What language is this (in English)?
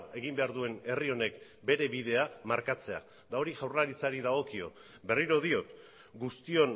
Basque